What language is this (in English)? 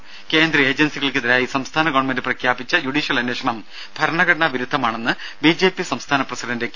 Malayalam